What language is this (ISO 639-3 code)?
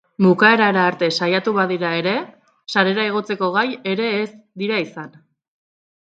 eus